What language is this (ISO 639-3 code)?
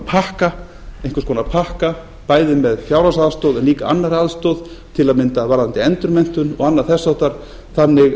isl